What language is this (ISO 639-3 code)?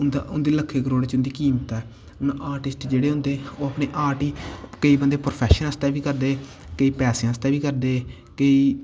doi